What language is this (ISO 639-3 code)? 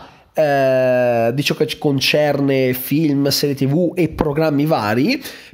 ita